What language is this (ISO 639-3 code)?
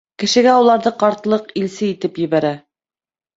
bak